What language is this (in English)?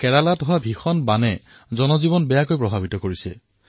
Assamese